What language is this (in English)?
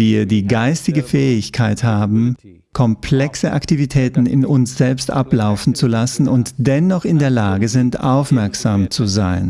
German